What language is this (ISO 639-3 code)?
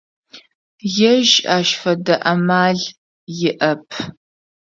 ady